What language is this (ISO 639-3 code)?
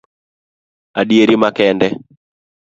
luo